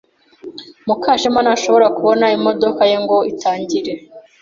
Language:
Kinyarwanda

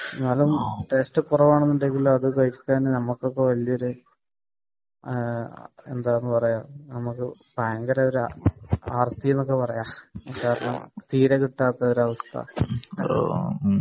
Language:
Malayalam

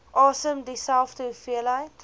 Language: Afrikaans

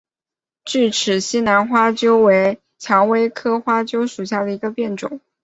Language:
Chinese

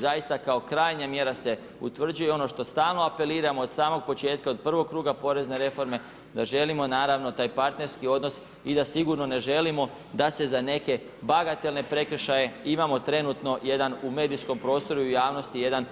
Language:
Croatian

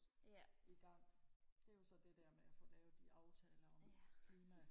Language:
Danish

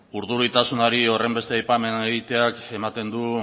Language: Basque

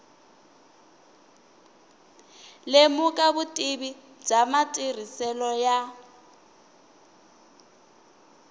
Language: Tsonga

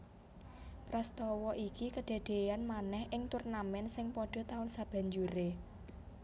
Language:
Javanese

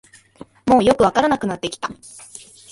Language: Japanese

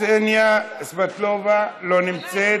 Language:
Hebrew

